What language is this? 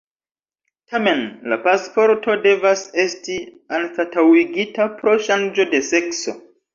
Esperanto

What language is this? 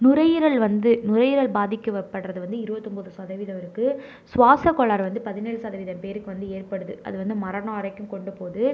Tamil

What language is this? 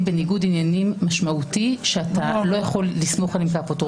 Hebrew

